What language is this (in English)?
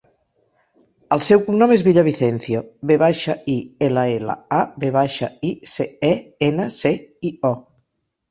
Catalan